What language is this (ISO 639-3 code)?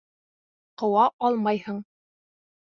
bak